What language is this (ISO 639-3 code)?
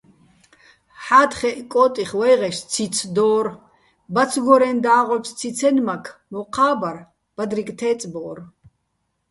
bbl